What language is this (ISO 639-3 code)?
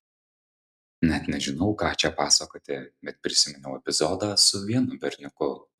lit